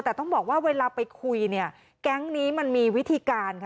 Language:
Thai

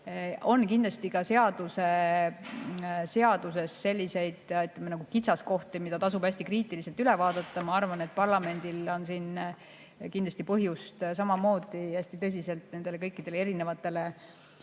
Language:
Estonian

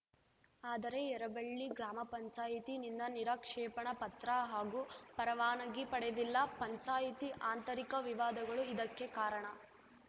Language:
Kannada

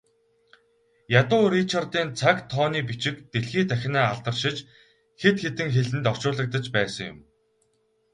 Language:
Mongolian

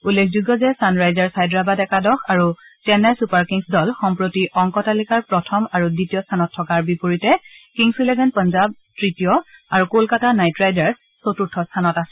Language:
Assamese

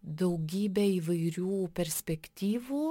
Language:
Lithuanian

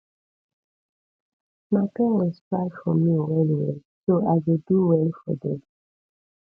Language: Nigerian Pidgin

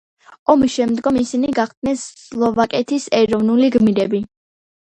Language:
Georgian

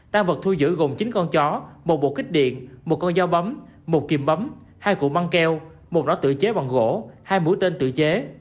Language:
Vietnamese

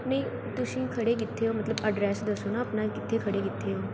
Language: Punjabi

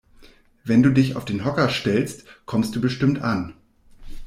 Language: German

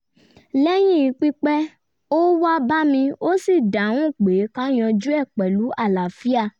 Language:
Yoruba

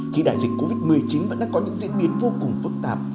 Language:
Vietnamese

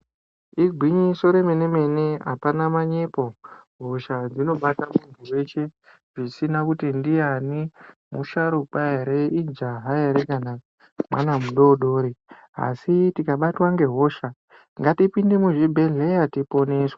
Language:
Ndau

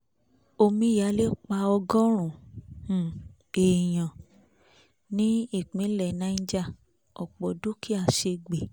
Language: Yoruba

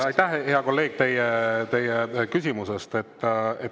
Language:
Estonian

